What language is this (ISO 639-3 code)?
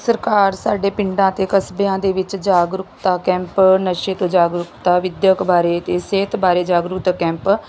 pan